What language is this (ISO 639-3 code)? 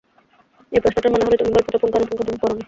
ben